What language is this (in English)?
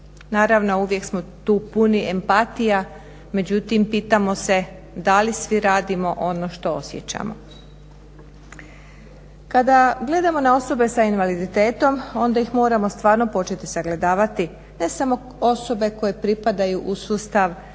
Croatian